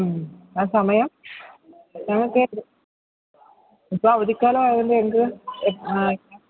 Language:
Malayalam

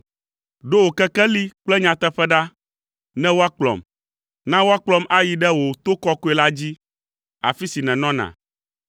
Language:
Ewe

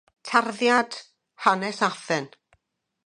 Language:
Welsh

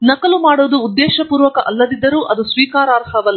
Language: Kannada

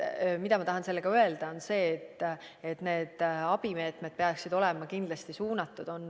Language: Estonian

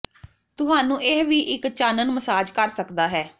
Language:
Punjabi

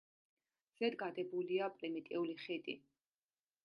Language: Georgian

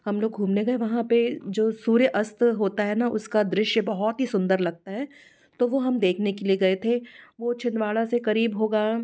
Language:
Hindi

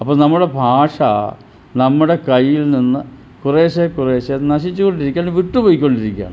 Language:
Malayalam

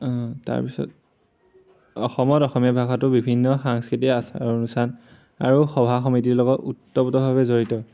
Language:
Assamese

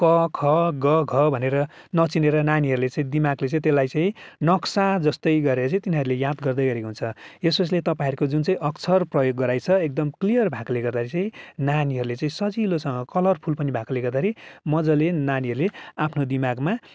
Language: Nepali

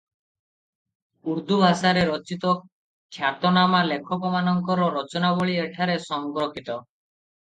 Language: Odia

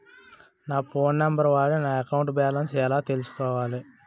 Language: Telugu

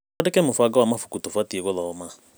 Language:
Kikuyu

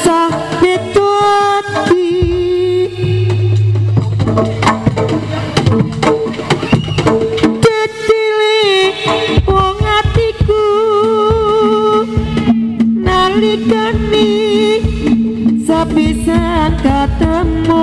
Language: Indonesian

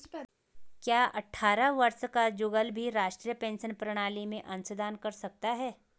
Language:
Hindi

